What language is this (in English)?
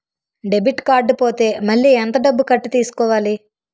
Telugu